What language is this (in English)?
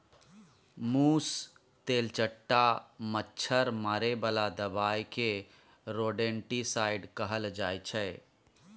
Maithili